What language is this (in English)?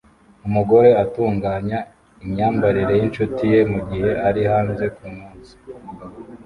Kinyarwanda